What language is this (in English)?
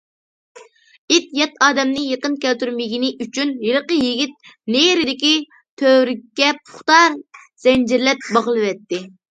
Uyghur